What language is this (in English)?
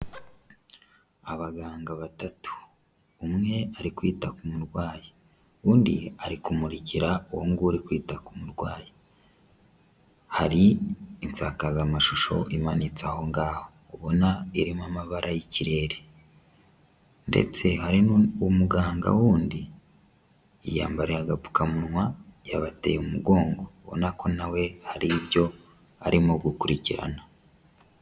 Kinyarwanda